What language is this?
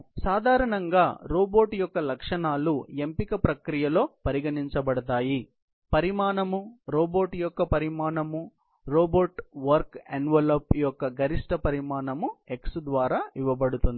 Telugu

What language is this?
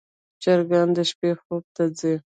Pashto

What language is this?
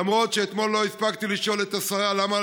Hebrew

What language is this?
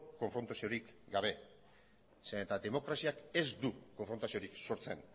Basque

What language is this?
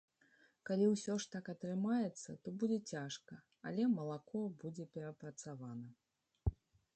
Belarusian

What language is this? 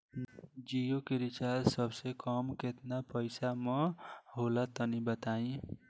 Bhojpuri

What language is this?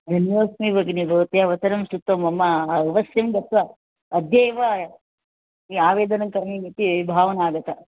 Sanskrit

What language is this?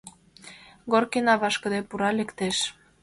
Mari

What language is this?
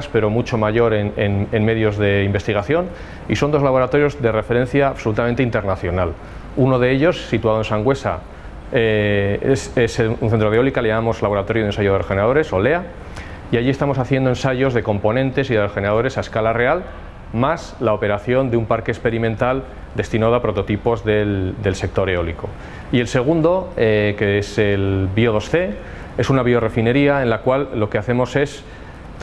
Spanish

